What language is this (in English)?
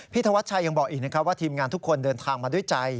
Thai